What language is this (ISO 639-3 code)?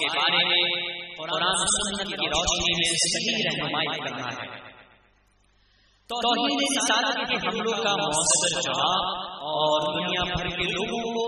urd